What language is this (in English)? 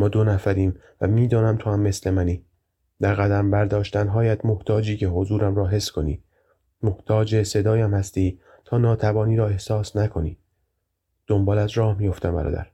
Persian